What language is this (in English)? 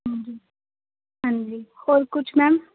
Punjabi